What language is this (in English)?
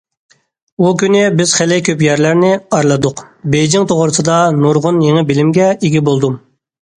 Uyghur